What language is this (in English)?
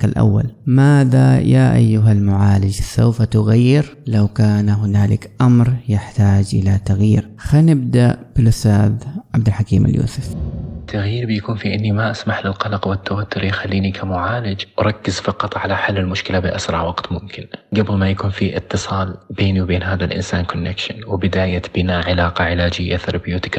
Arabic